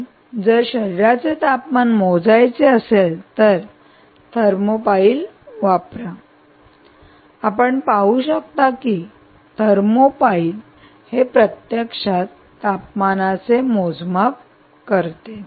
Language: Marathi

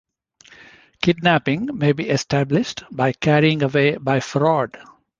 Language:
English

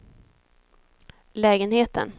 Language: Swedish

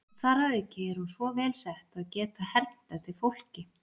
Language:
Icelandic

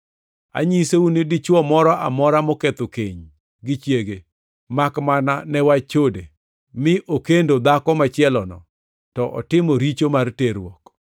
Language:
Luo (Kenya and Tanzania)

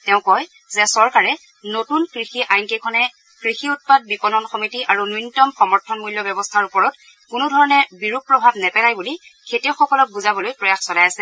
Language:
Assamese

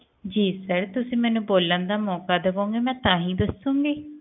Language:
Punjabi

